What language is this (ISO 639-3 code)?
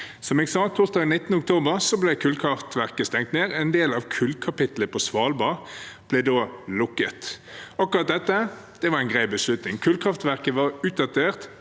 nor